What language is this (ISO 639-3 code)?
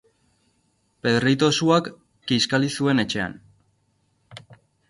eus